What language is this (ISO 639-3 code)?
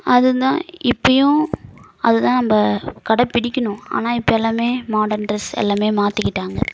tam